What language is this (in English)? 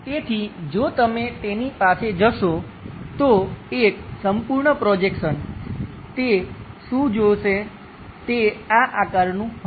Gujarati